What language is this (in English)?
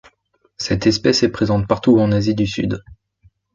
French